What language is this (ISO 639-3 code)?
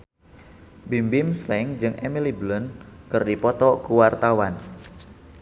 sun